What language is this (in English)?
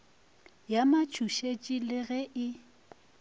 Northern Sotho